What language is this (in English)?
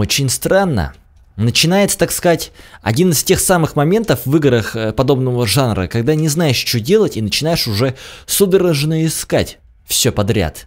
Russian